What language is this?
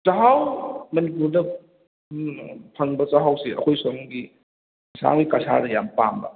Manipuri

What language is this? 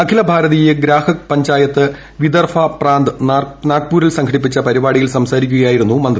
Malayalam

